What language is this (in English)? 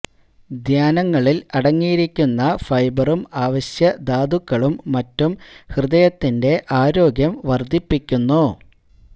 Malayalam